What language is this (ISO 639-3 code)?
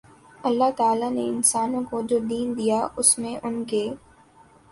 urd